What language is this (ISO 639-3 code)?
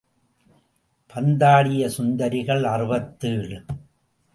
tam